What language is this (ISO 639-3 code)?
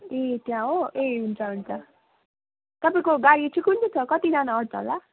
nep